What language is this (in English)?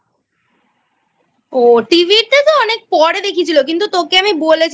Bangla